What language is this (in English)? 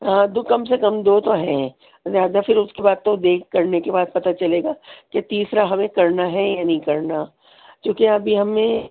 Urdu